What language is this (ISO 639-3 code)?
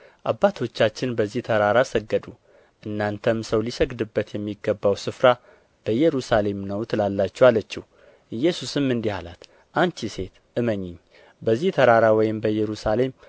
amh